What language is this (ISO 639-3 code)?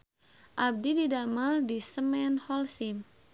sun